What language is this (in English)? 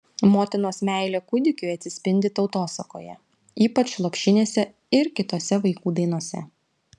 Lithuanian